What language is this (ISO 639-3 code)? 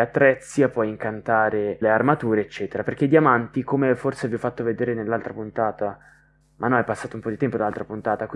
ita